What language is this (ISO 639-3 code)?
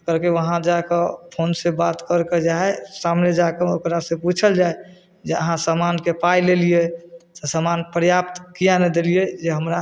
mai